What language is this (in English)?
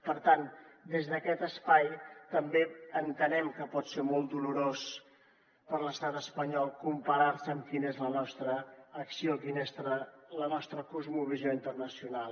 Catalan